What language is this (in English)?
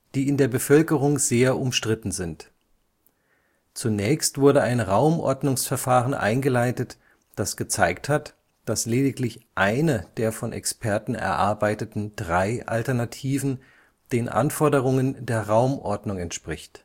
German